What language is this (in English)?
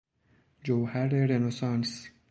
Persian